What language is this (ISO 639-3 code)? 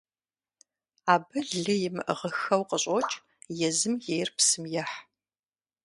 kbd